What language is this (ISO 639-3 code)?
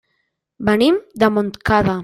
cat